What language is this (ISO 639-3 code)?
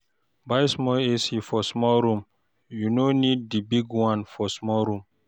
pcm